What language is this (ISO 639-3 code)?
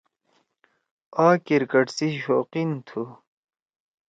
trw